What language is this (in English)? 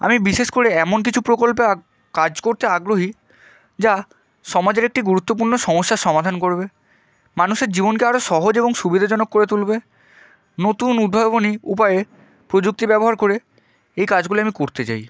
Bangla